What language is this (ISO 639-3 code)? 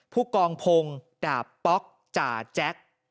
tha